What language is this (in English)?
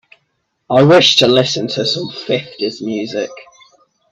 English